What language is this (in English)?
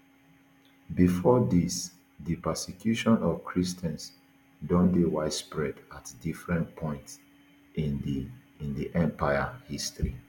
Nigerian Pidgin